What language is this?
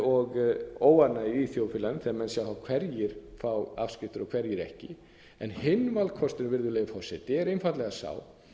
Icelandic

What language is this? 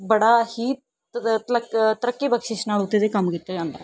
Punjabi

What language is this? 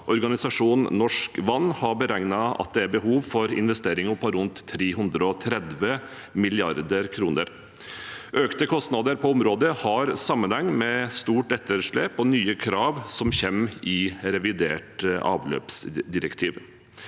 Norwegian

